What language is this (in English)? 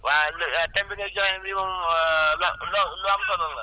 Wolof